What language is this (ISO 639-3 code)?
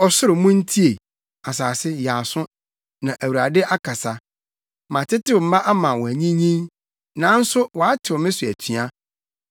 aka